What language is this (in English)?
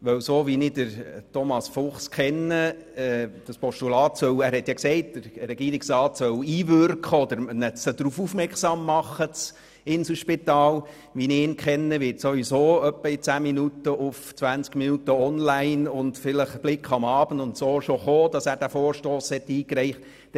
Swiss German